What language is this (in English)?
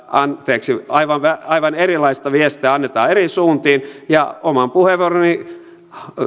Finnish